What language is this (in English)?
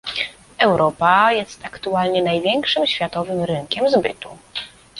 Polish